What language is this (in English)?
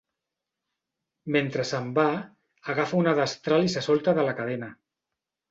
Catalan